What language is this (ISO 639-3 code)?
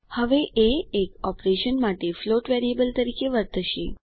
guj